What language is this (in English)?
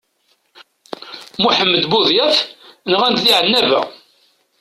Kabyle